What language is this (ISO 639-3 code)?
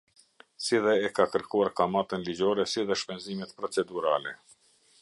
sqi